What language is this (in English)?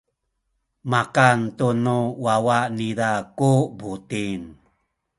Sakizaya